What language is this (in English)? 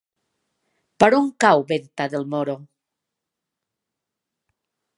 Catalan